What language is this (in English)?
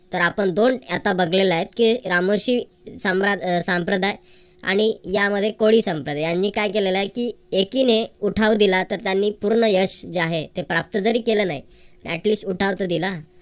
Marathi